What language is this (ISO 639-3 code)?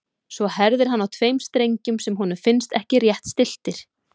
isl